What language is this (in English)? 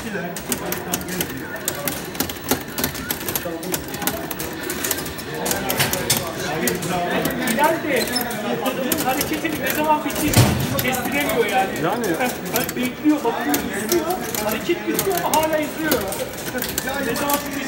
Turkish